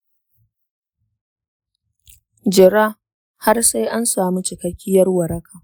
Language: Hausa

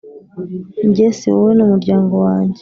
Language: Kinyarwanda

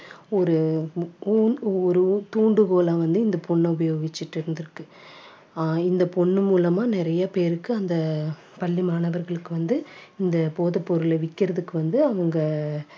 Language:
Tamil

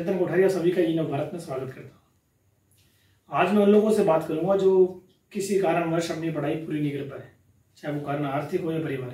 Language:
Hindi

